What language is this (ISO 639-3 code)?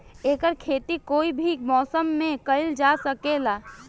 bho